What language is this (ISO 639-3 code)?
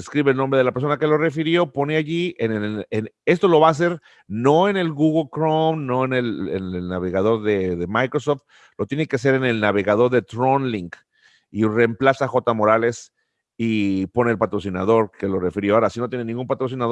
spa